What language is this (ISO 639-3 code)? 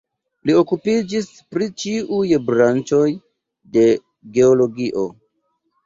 epo